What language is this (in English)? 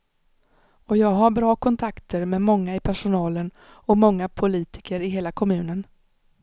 Swedish